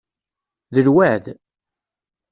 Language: Kabyle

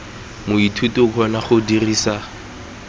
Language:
Tswana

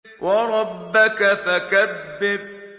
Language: Arabic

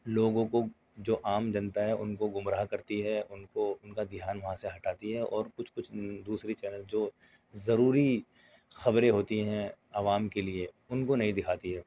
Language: Urdu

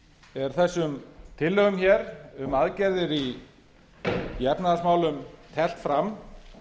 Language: Icelandic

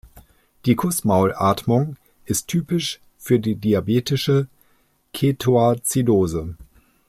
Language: German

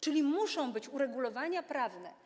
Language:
Polish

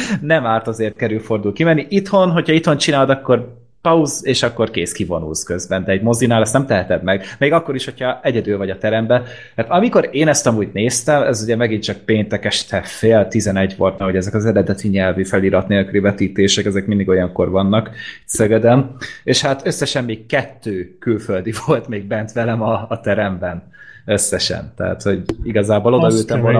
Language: Hungarian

